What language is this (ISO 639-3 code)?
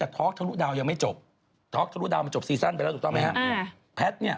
tha